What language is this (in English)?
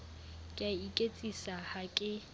Southern Sotho